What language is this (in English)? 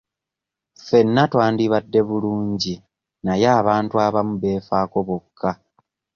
Ganda